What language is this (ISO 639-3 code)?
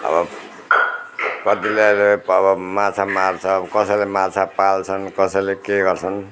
nep